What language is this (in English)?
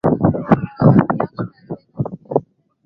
Swahili